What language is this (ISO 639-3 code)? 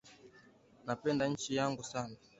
swa